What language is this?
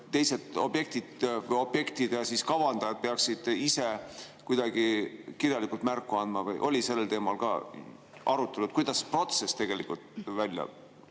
Estonian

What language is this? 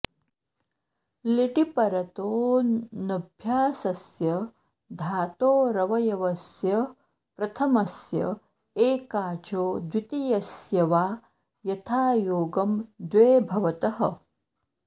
Sanskrit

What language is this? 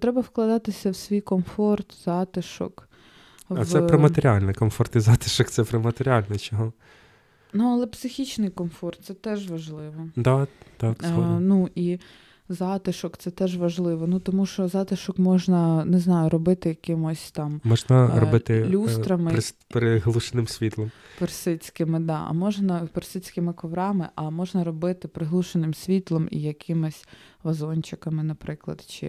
Ukrainian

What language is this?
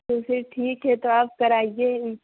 Urdu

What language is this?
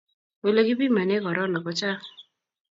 Kalenjin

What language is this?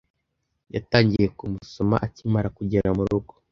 Kinyarwanda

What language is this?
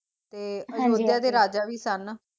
Punjabi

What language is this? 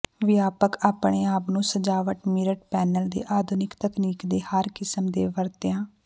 Punjabi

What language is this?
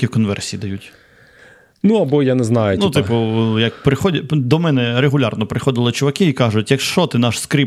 Ukrainian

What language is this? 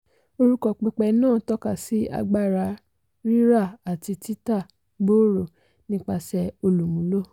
Yoruba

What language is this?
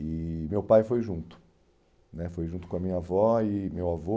Portuguese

